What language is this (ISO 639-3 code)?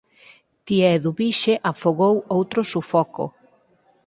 glg